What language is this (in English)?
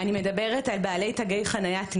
Hebrew